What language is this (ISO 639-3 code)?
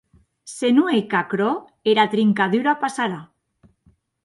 oci